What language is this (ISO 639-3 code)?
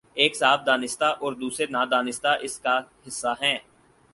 urd